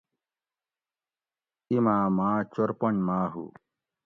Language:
Gawri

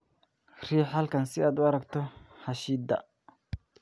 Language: Somali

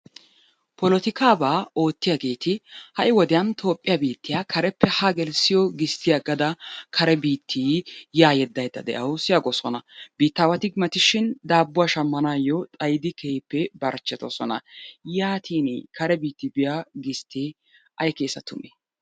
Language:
Wolaytta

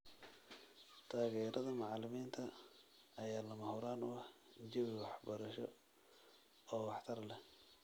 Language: Somali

